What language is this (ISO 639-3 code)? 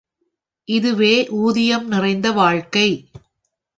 tam